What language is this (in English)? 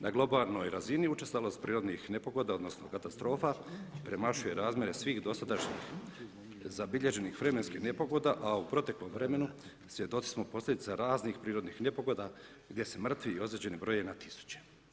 Croatian